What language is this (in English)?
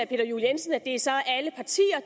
Danish